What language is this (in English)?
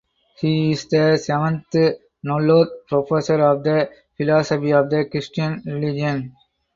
English